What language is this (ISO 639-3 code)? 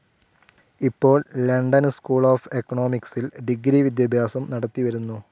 mal